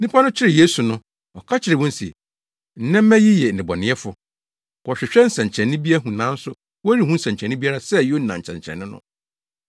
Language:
Akan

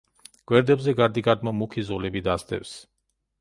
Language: Georgian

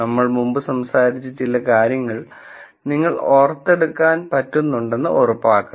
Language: Malayalam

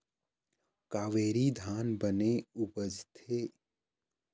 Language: Chhattisgarhi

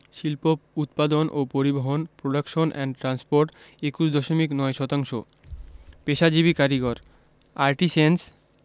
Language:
Bangla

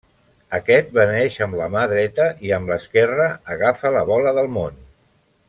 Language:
Catalan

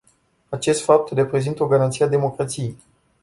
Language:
Romanian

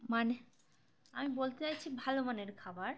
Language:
Bangla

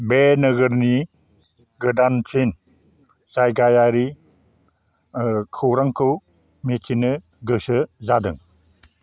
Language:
Bodo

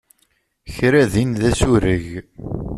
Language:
Kabyle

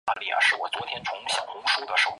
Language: Chinese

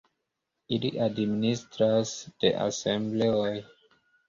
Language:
Esperanto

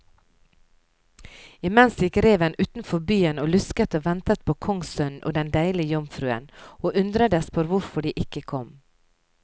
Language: Norwegian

